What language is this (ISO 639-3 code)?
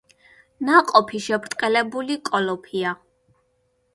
kat